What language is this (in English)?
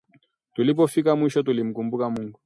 Swahili